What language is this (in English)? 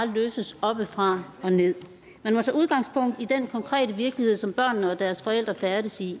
Danish